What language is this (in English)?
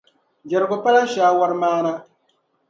Dagbani